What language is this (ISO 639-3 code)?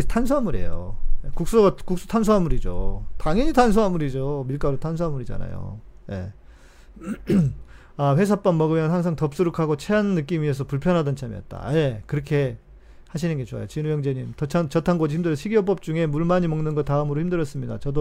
kor